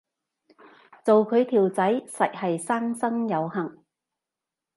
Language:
Cantonese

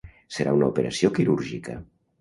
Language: Catalan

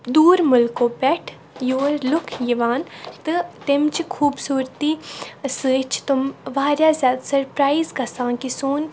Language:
Kashmiri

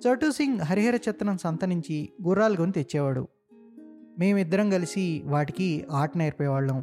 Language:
Telugu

